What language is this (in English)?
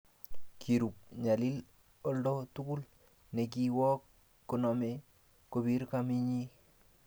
Kalenjin